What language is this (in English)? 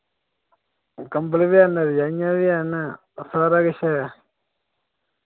Dogri